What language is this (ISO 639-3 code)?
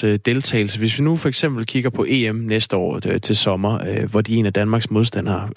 dan